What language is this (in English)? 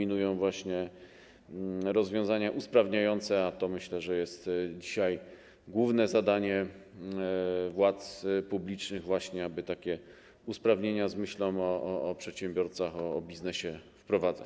Polish